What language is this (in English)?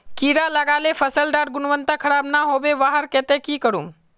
Magahi